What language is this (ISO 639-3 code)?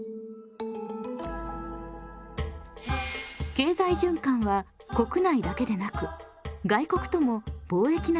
jpn